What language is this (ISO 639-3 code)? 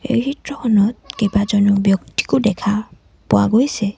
asm